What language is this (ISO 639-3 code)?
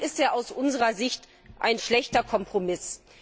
deu